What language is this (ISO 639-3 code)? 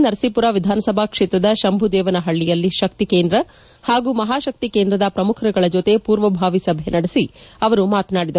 kan